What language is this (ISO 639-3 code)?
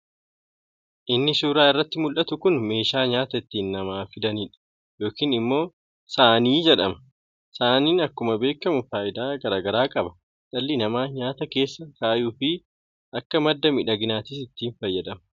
orm